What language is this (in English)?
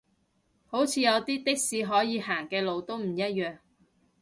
Cantonese